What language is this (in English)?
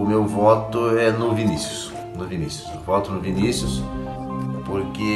Portuguese